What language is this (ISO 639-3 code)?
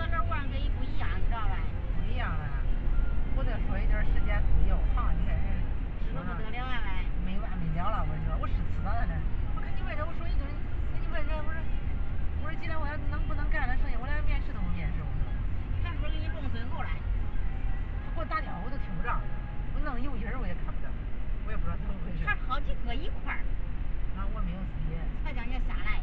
zho